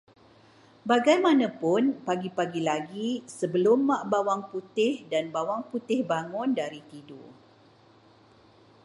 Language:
Malay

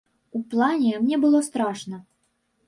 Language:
Belarusian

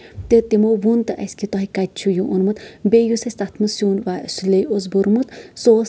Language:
Kashmiri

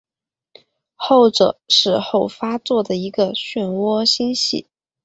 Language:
Chinese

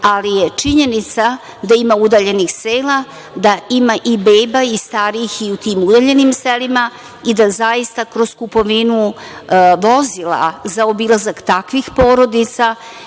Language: Serbian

